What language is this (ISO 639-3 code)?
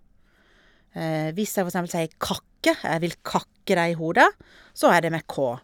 nor